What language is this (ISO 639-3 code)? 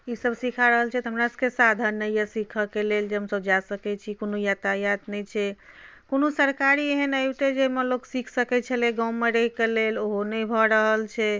mai